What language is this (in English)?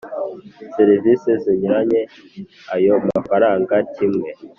Kinyarwanda